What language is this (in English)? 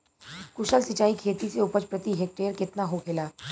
Bhojpuri